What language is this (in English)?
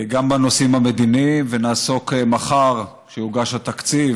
Hebrew